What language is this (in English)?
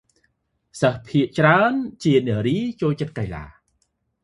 Khmer